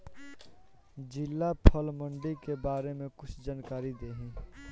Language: Bhojpuri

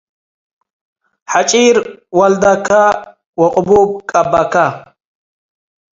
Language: Tigre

